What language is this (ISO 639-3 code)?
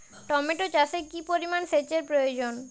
ben